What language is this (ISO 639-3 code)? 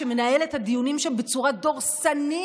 heb